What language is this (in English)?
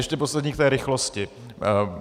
Czech